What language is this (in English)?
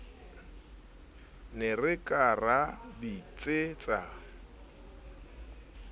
Southern Sotho